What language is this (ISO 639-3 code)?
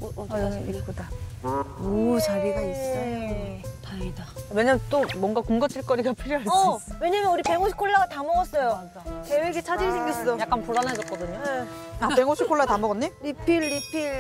kor